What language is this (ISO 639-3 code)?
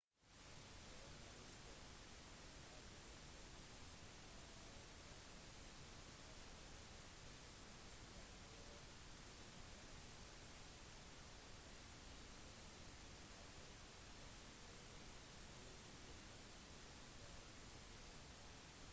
nob